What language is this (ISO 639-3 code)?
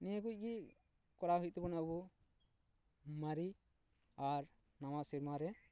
sat